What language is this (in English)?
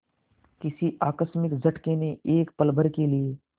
Hindi